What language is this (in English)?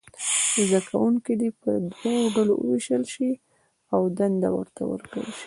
Pashto